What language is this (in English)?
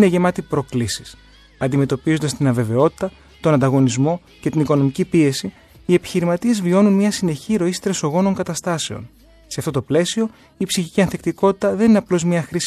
Greek